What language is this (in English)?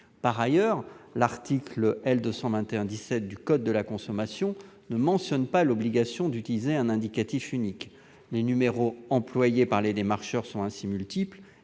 French